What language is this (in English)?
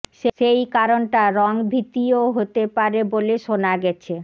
Bangla